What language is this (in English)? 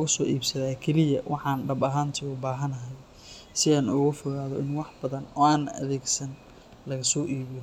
Somali